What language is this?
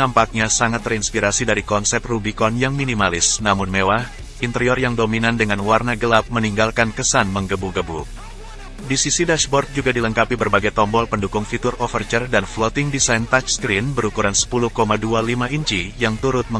Indonesian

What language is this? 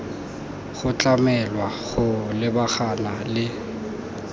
Tswana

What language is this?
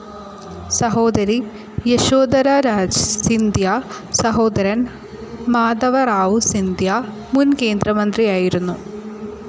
Malayalam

